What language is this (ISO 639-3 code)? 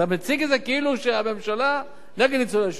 heb